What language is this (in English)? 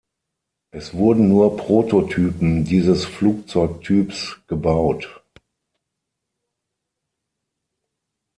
German